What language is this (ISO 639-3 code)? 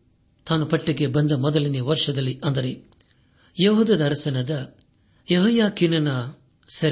kan